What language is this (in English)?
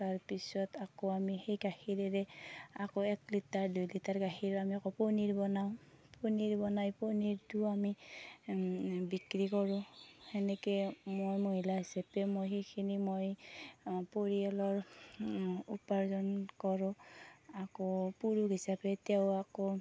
Assamese